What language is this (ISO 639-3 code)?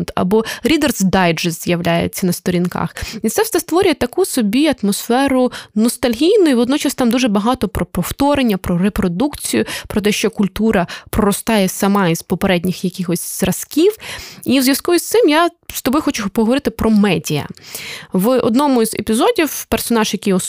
ukr